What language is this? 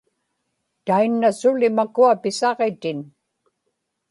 Inupiaq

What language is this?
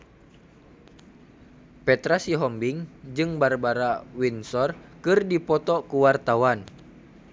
Sundanese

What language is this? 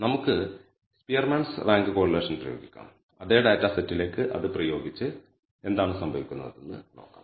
Malayalam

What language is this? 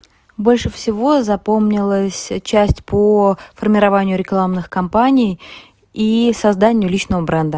Russian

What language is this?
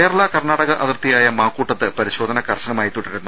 Malayalam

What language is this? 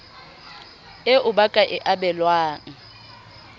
Southern Sotho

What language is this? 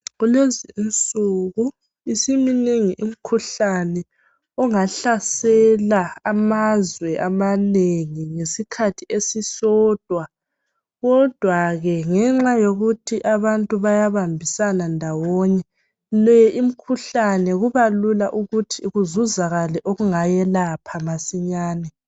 North Ndebele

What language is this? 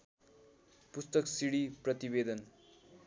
Nepali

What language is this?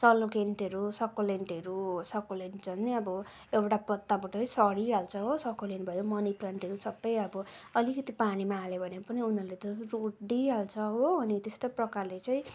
Nepali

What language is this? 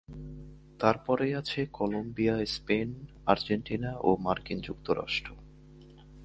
Bangla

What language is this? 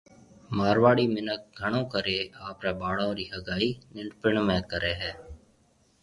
Marwari (Pakistan)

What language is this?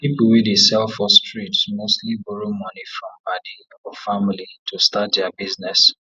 Nigerian Pidgin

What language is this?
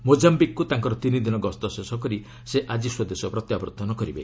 Odia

